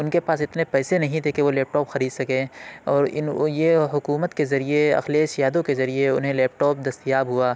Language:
Urdu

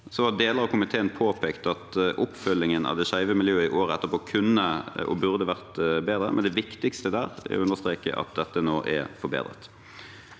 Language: Norwegian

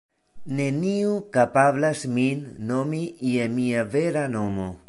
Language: Esperanto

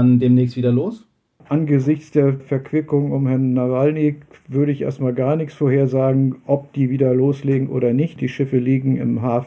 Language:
German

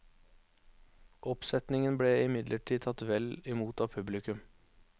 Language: Norwegian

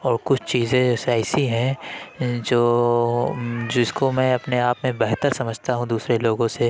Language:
Urdu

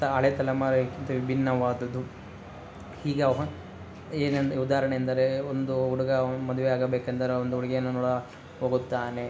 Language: Kannada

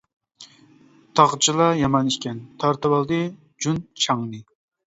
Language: Uyghur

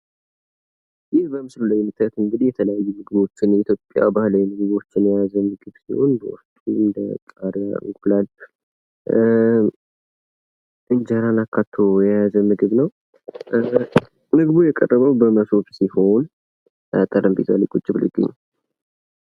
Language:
Amharic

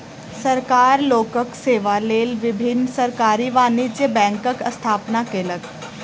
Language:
Maithili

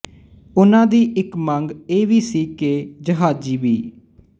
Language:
Punjabi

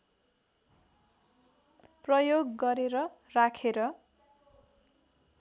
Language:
Nepali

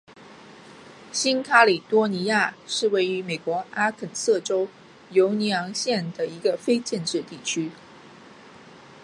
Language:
Chinese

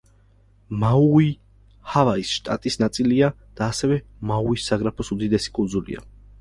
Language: Georgian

